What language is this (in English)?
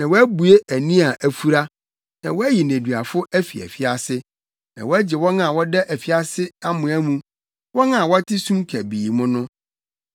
Akan